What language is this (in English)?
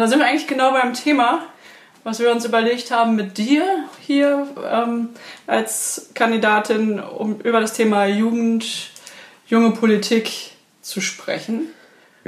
German